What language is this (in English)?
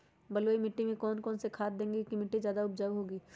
Magahi